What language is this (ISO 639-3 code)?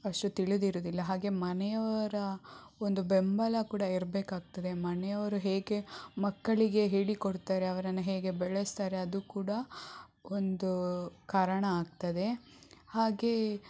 kan